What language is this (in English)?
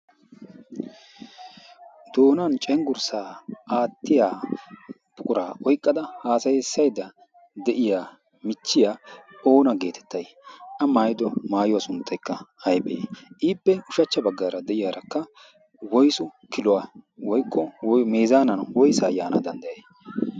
Wolaytta